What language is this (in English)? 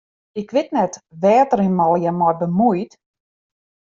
Western Frisian